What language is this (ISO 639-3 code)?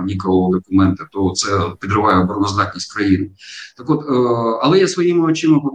ukr